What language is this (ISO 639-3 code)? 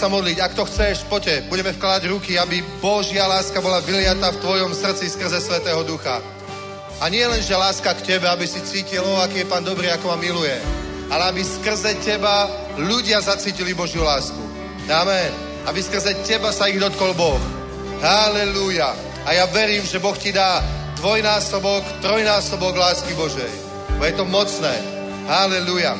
ces